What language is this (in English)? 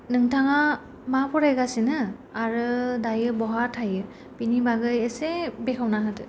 Bodo